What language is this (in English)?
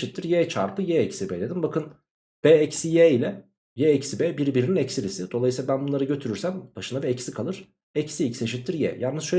Turkish